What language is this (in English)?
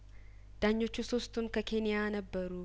Amharic